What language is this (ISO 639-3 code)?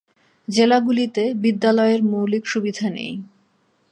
ben